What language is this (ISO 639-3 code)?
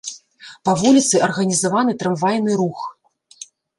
bel